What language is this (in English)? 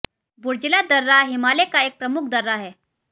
Hindi